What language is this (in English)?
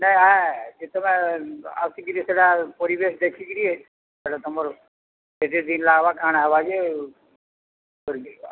Odia